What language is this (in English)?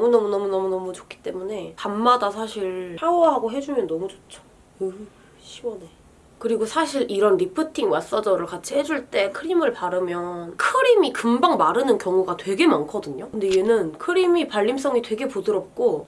Korean